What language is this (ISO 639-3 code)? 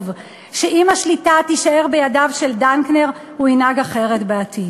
heb